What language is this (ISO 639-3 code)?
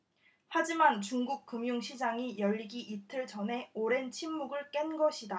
kor